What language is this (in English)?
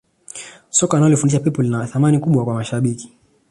Swahili